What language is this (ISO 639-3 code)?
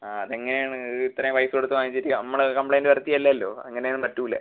mal